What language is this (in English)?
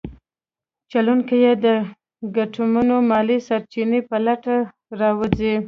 Pashto